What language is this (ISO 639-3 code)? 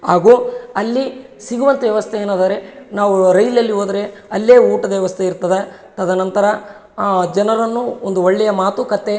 kan